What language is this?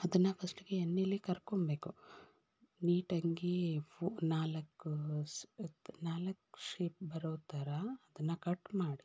Kannada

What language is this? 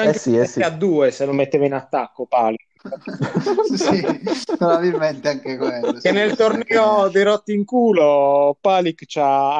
Italian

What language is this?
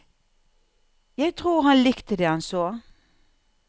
Norwegian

